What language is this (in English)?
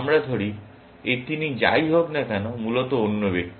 Bangla